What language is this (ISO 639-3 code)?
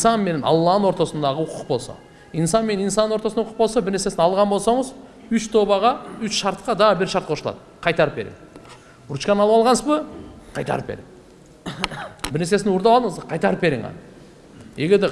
tur